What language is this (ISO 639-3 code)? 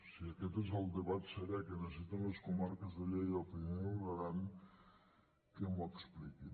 cat